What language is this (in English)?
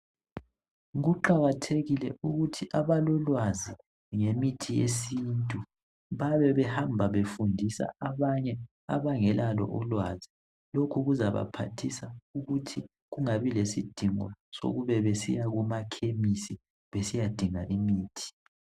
North Ndebele